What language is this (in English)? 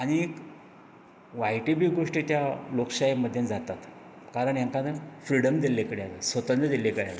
Konkani